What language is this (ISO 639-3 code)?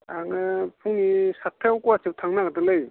brx